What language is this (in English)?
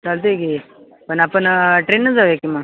Marathi